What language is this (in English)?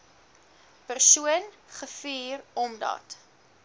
Afrikaans